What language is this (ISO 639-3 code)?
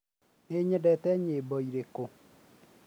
kik